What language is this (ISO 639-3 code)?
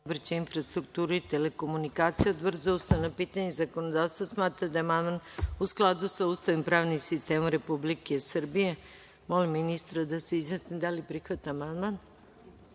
srp